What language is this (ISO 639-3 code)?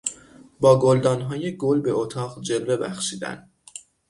fas